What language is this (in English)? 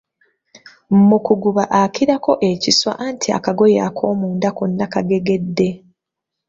Ganda